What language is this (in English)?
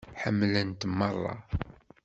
Kabyle